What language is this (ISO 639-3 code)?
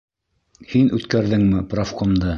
bak